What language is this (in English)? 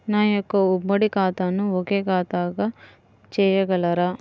Telugu